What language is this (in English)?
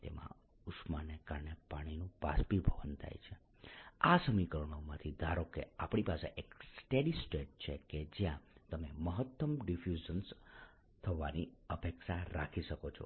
Gujarati